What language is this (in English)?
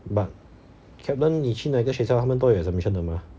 English